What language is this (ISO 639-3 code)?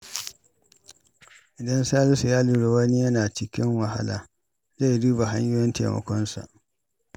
hau